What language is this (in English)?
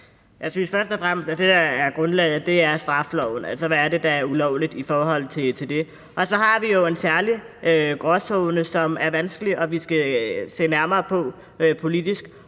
Danish